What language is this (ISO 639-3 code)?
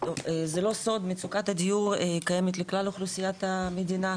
heb